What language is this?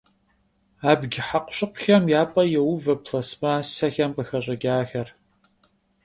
Kabardian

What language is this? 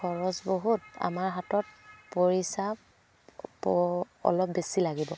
Assamese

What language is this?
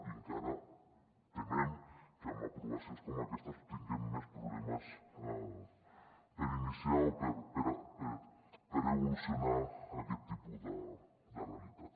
Catalan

